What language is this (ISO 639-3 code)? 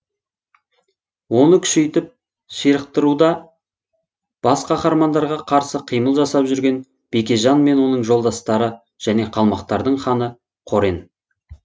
kaz